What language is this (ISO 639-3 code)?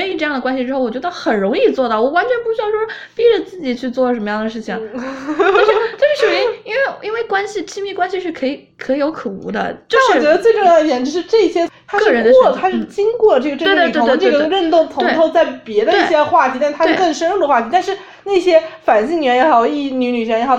zho